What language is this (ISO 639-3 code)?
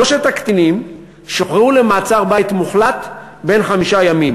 heb